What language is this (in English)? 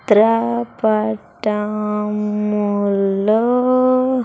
Telugu